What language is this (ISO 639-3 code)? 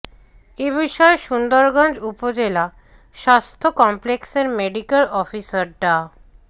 ben